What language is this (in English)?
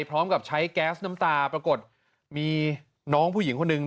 Thai